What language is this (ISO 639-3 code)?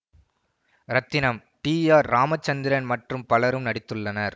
tam